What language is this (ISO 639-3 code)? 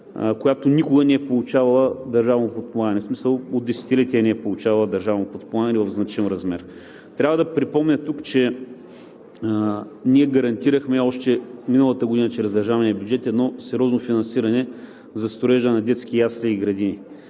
bul